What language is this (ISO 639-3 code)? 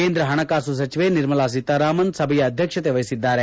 kan